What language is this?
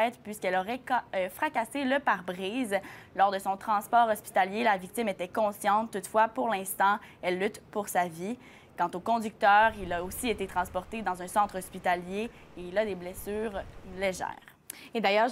French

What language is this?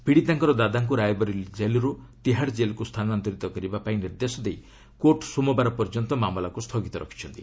Odia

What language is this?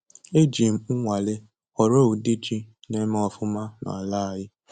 Igbo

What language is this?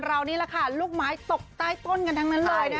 Thai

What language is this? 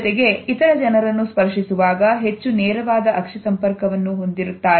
Kannada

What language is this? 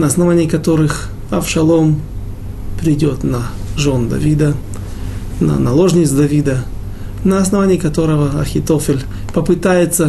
Russian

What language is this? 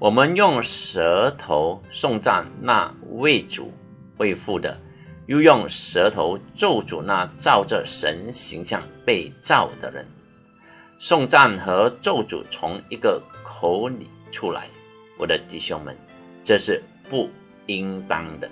Chinese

